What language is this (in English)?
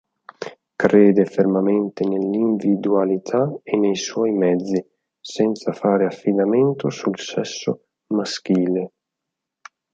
Italian